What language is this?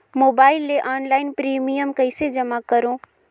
Chhattisgarhi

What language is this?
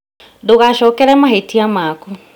Kikuyu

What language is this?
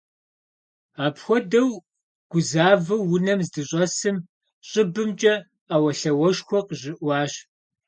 Kabardian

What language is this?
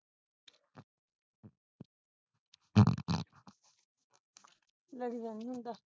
Punjabi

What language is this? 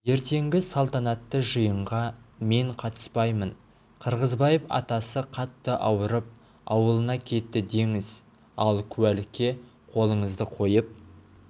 Kazakh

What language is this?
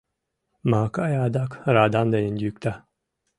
Mari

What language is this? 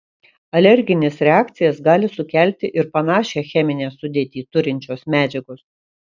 Lithuanian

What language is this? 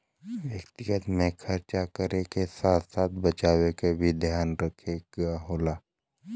Bhojpuri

